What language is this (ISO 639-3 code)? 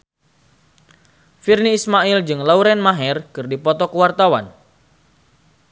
sun